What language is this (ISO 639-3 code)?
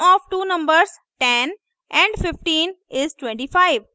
hin